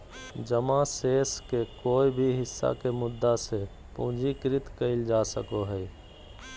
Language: Magahi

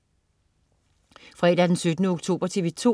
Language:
Danish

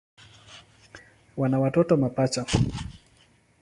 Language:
Swahili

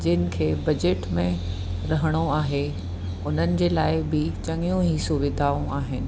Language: Sindhi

